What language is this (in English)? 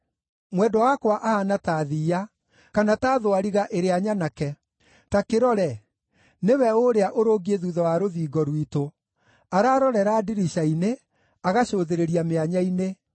Kikuyu